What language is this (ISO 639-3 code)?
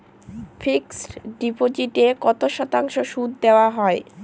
ben